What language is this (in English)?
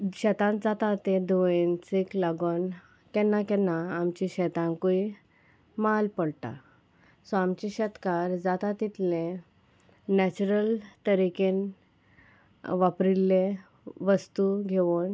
Konkani